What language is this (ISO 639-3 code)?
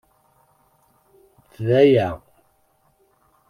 kab